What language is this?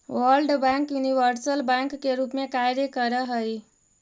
Magahi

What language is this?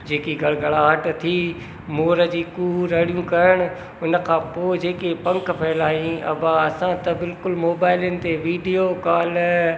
Sindhi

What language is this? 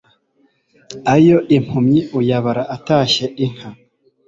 Kinyarwanda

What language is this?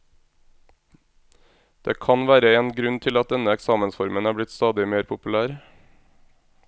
Norwegian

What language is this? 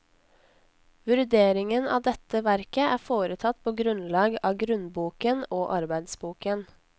Norwegian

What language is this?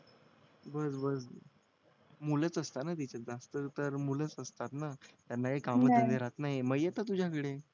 Marathi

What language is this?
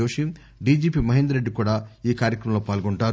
Telugu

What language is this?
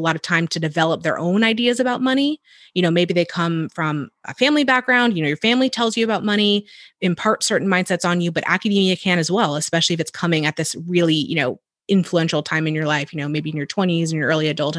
English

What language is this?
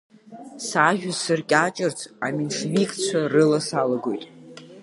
Abkhazian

